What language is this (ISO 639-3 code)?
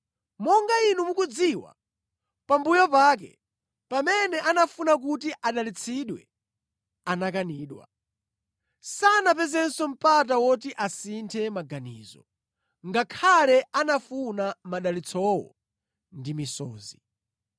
nya